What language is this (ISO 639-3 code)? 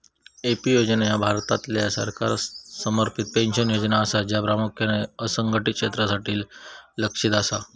mar